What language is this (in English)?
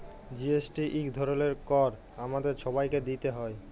Bangla